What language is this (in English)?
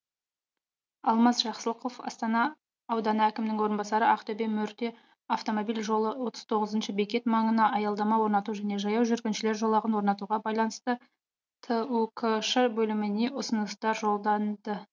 Kazakh